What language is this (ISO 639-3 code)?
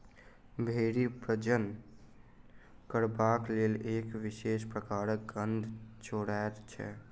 mai